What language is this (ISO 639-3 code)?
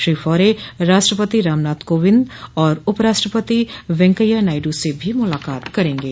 hin